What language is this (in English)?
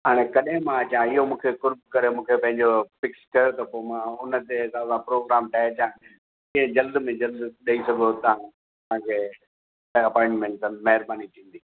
Sindhi